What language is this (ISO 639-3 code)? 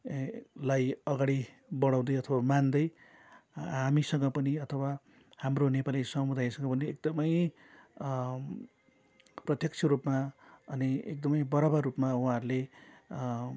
nep